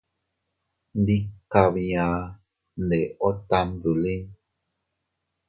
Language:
Teutila Cuicatec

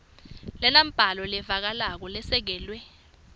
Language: Swati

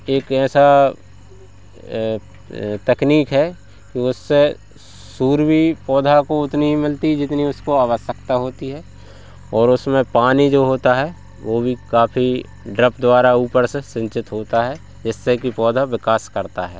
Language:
Hindi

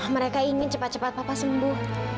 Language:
Indonesian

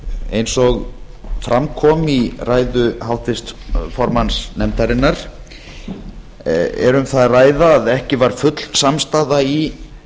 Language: Icelandic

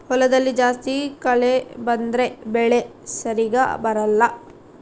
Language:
Kannada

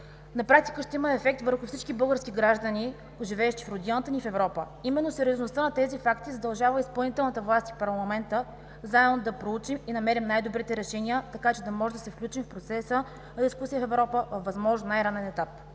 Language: Bulgarian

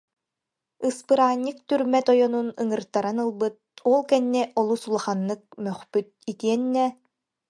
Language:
Yakut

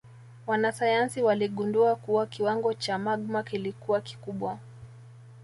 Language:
Swahili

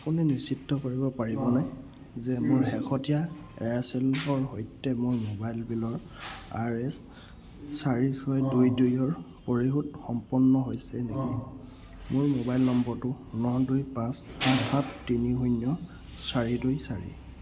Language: Assamese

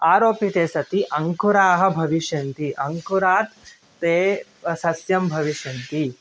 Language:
Sanskrit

